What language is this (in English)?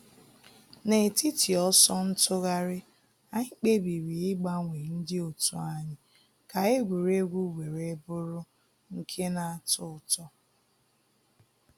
Igbo